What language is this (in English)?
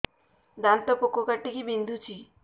Odia